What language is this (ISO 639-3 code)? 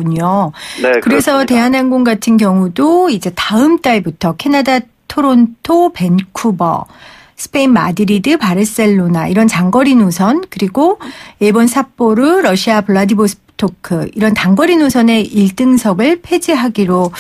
kor